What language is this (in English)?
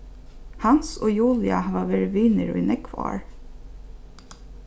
Faroese